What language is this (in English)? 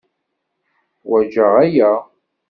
Kabyle